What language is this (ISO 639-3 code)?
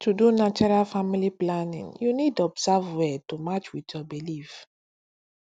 pcm